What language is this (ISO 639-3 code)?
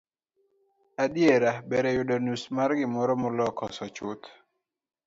luo